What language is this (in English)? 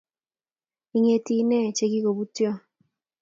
Kalenjin